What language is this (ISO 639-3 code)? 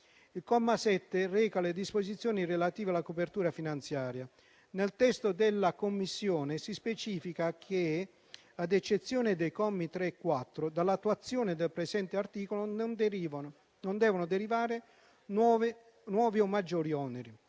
ita